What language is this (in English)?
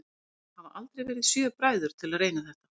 Icelandic